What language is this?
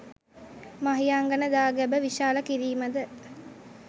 Sinhala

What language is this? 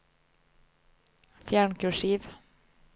Norwegian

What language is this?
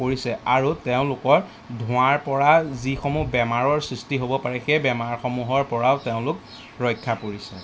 Assamese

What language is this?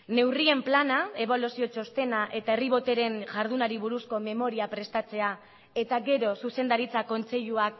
Basque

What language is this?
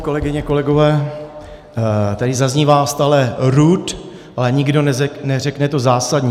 Czech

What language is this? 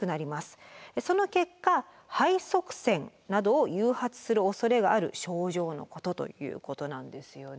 Japanese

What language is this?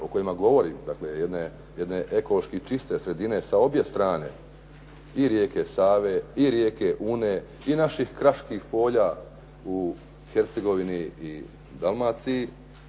Croatian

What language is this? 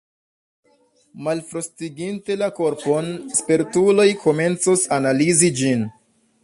Esperanto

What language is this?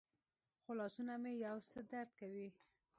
Pashto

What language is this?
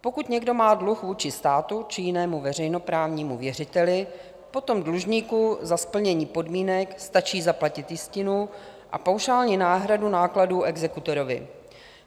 Czech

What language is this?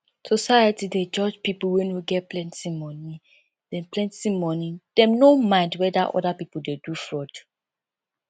Nigerian Pidgin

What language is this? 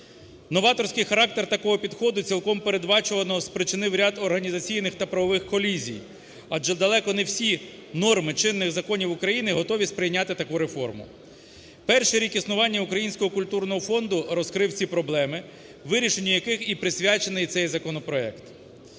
Ukrainian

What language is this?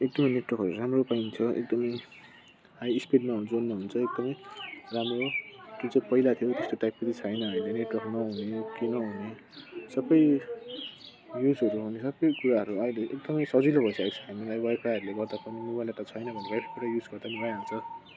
Nepali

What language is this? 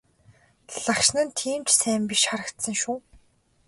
Mongolian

